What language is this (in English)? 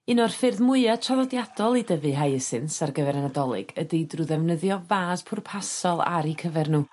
Welsh